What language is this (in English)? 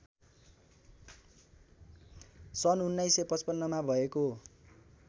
Nepali